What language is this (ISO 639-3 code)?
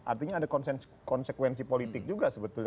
ind